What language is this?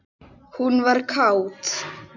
Icelandic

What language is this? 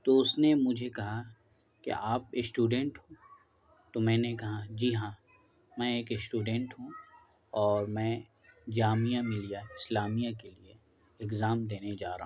Urdu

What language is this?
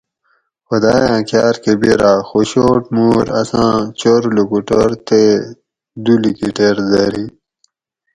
Gawri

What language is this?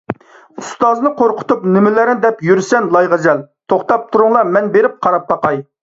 Uyghur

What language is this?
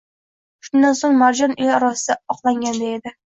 Uzbek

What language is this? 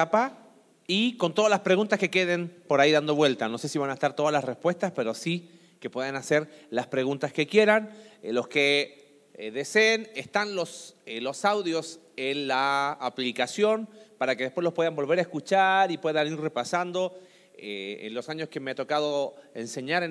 Spanish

